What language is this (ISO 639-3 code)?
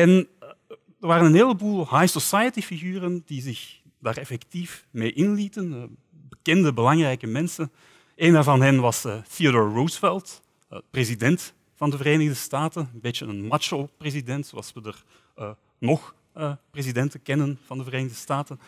nld